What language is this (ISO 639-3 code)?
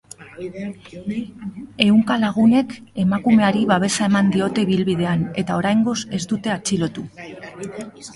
eus